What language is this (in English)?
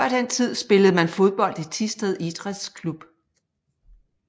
Danish